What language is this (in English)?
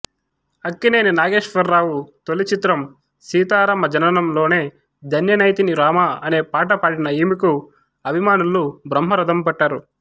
Telugu